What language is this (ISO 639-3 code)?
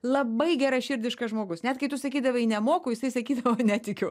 lit